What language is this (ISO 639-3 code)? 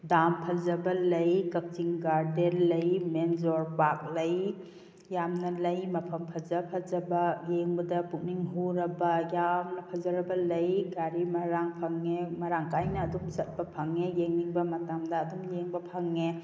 mni